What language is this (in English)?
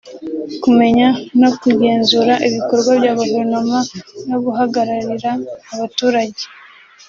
Kinyarwanda